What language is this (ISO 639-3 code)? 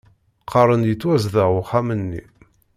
kab